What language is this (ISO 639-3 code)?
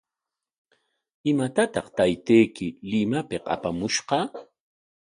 qwa